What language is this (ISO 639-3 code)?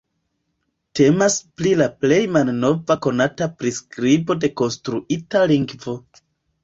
epo